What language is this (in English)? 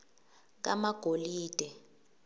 Swati